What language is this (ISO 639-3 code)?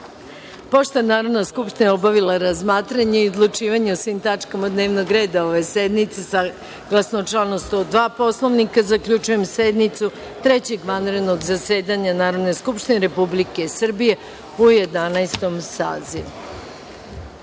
srp